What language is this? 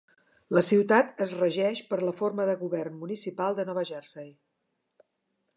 Catalan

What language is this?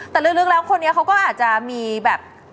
Thai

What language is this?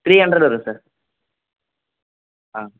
Tamil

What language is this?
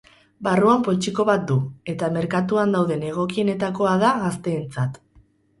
Basque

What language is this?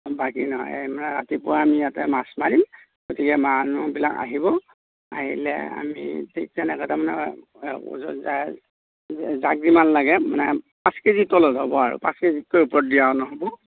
Assamese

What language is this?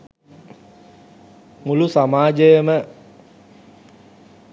Sinhala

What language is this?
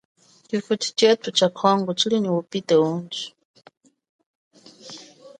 Chokwe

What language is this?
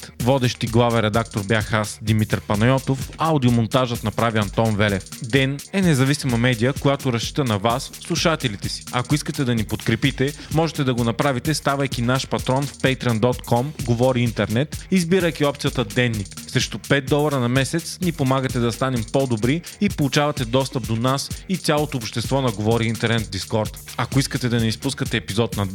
Bulgarian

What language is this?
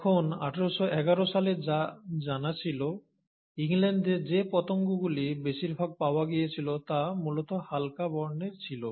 Bangla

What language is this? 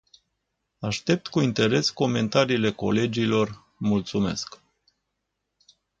Romanian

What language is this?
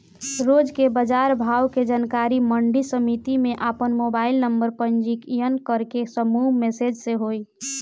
Bhojpuri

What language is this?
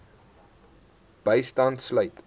Afrikaans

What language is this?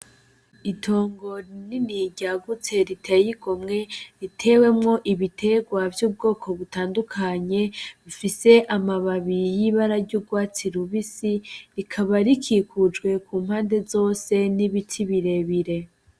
Rundi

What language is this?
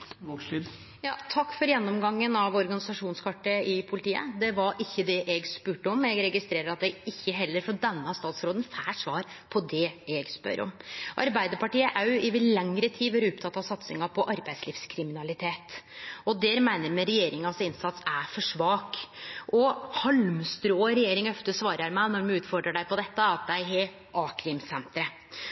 Norwegian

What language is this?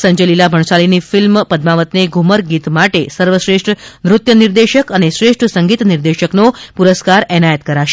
Gujarati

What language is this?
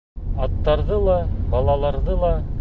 Bashkir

